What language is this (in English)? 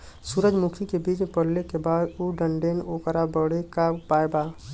Bhojpuri